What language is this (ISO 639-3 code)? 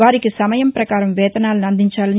tel